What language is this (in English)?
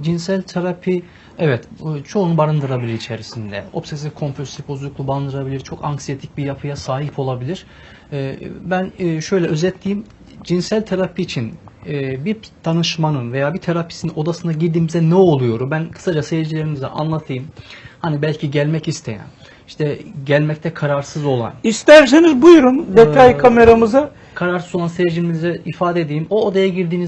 Turkish